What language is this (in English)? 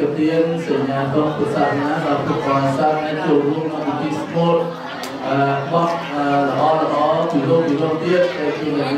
Indonesian